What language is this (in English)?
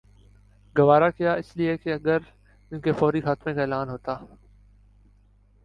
Urdu